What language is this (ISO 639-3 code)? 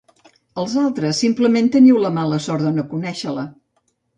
cat